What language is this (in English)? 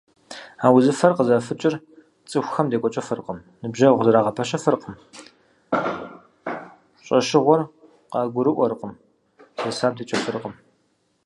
Kabardian